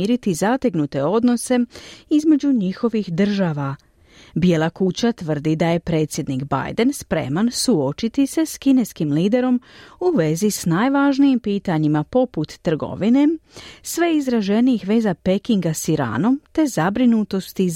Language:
Croatian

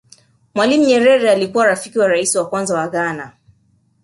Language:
Swahili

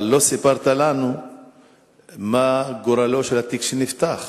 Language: Hebrew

